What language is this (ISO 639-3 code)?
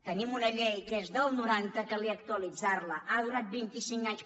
cat